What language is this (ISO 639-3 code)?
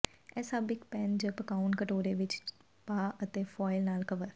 pan